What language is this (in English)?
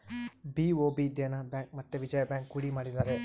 Kannada